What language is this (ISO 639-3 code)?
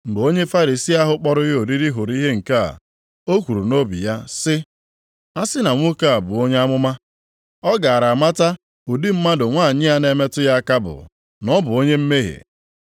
ibo